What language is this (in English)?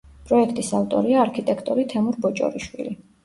Georgian